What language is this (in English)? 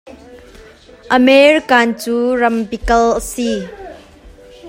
Hakha Chin